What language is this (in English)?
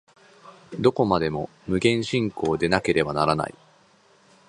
Japanese